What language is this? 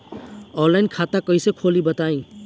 Bhojpuri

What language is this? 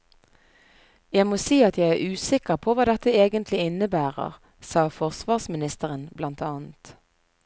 Norwegian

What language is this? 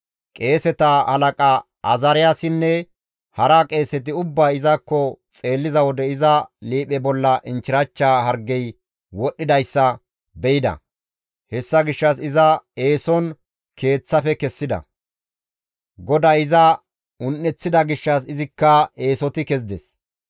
Gamo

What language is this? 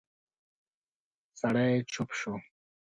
Pashto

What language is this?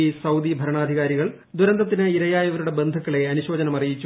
Malayalam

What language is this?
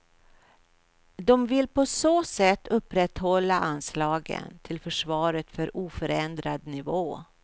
Swedish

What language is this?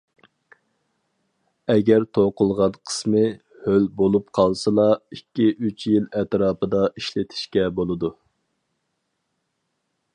Uyghur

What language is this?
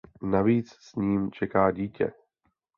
Czech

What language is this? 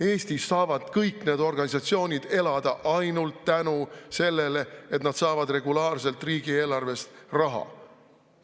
Estonian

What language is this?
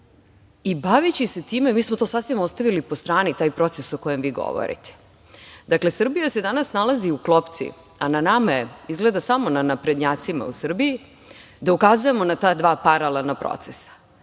Serbian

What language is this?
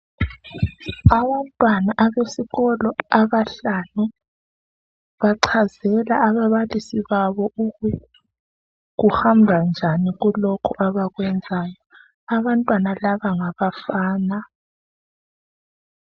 North Ndebele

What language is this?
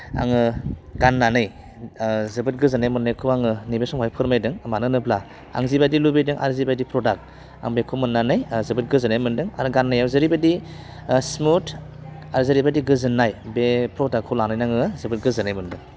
Bodo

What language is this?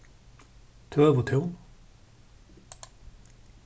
Faroese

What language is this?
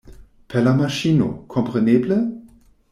Esperanto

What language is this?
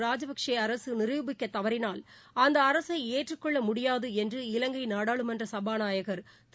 Tamil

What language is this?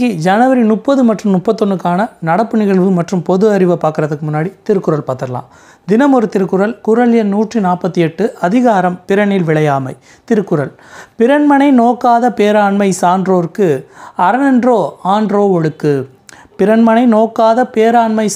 Tamil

